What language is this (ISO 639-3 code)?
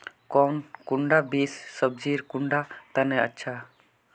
mag